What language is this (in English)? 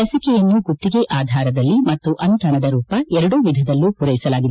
Kannada